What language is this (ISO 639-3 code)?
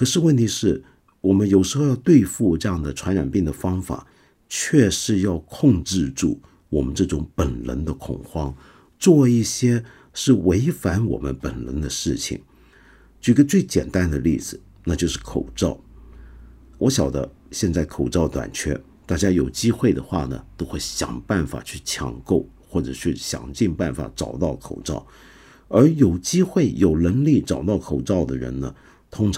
zho